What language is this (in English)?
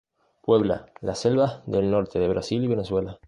Spanish